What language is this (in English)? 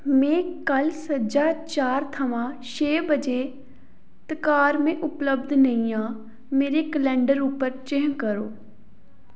Dogri